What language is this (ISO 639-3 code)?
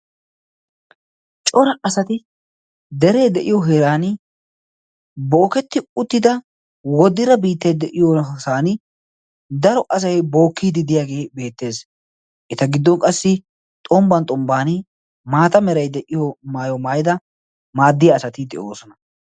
wal